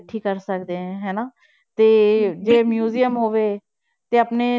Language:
Punjabi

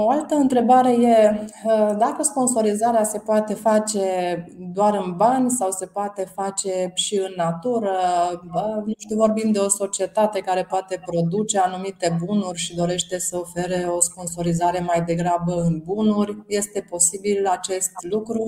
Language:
Romanian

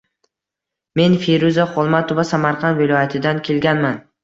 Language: Uzbek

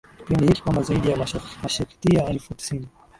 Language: Swahili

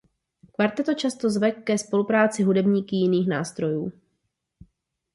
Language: Czech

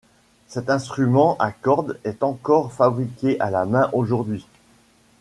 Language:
French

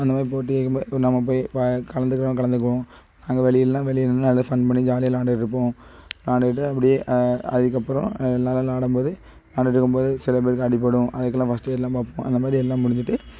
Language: Tamil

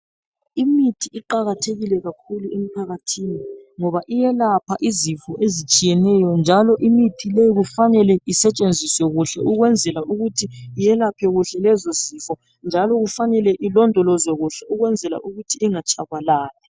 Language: North Ndebele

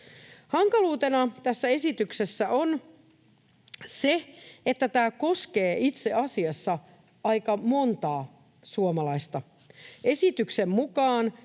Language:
Finnish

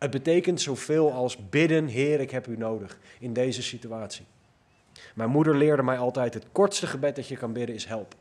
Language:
Dutch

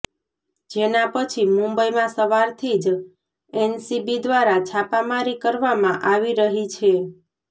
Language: Gujarati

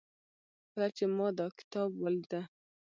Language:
Pashto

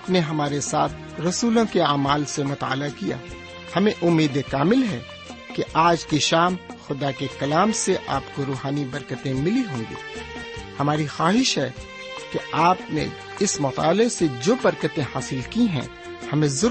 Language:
Urdu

